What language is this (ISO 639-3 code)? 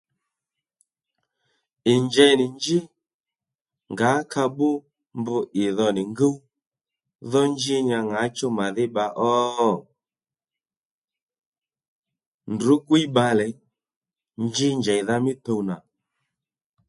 led